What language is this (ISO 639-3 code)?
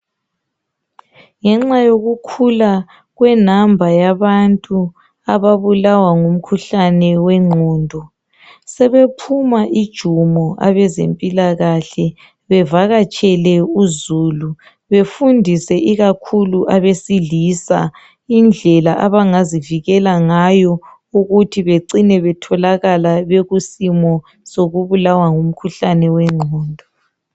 nde